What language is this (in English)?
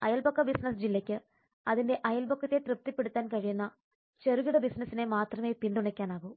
Malayalam